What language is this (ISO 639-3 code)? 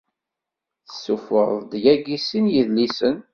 kab